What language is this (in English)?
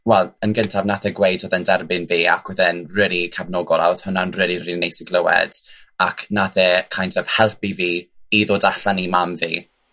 Welsh